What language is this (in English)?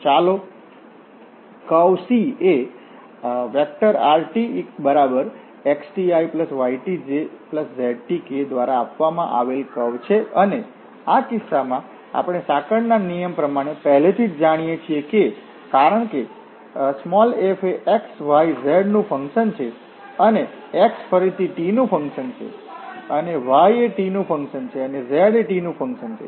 Gujarati